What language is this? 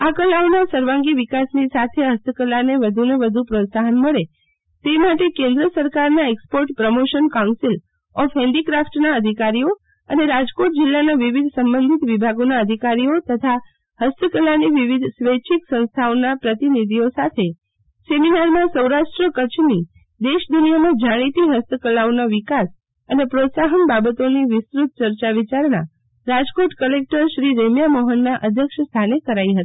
Gujarati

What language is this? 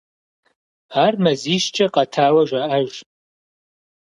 Kabardian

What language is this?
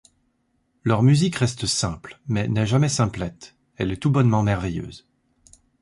French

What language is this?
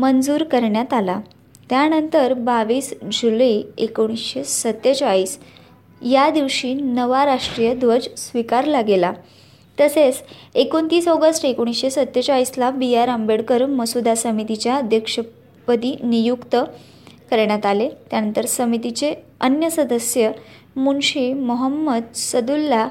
Marathi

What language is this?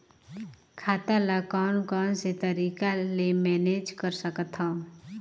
Chhattisgarhi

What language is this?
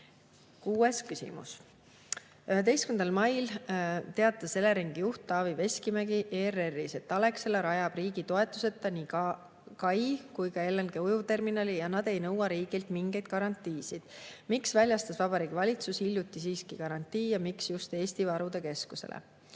Estonian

